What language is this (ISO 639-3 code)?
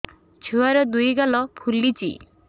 ori